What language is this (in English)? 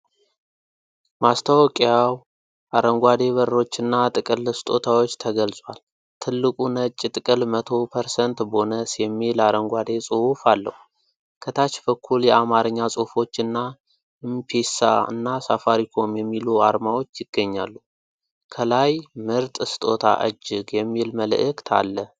Amharic